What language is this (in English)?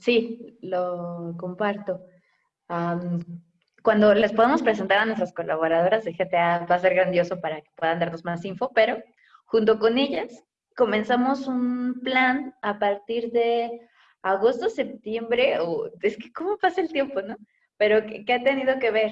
Spanish